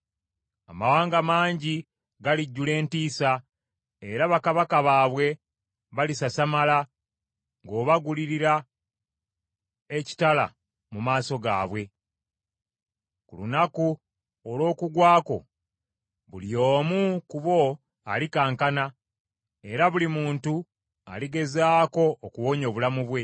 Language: Ganda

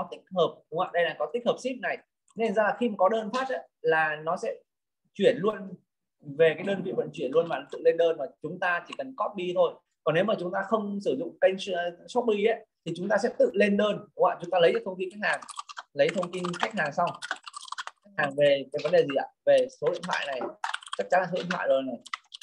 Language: Vietnamese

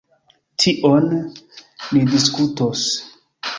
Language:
Esperanto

